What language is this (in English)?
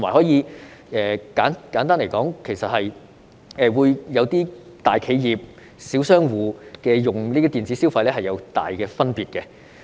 Cantonese